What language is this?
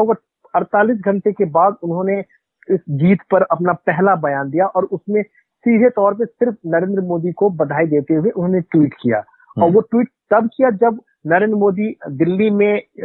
Hindi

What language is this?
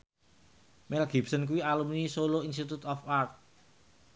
Javanese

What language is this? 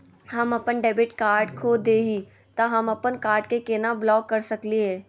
Magahi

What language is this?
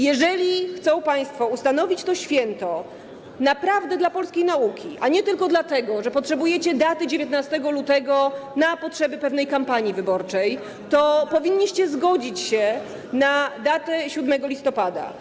Polish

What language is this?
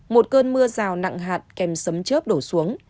Vietnamese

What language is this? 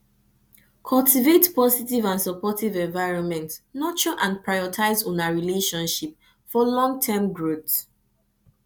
Nigerian Pidgin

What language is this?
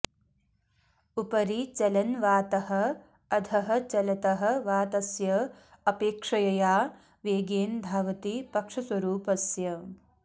Sanskrit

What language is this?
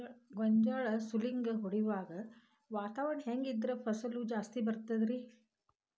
Kannada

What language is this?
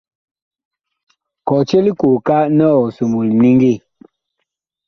Bakoko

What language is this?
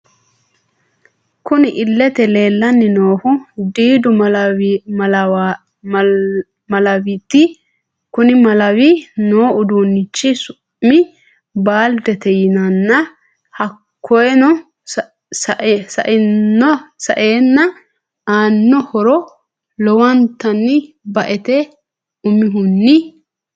Sidamo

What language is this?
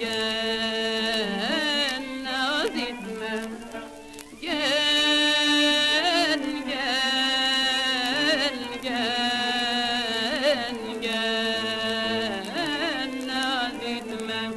Turkish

